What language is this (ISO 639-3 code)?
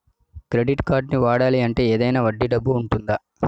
tel